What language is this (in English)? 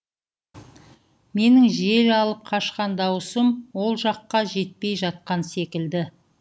Kazakh